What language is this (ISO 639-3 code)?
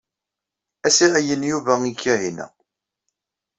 kab